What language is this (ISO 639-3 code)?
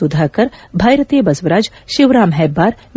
kan